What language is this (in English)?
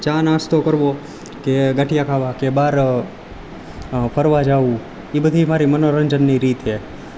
Gujarati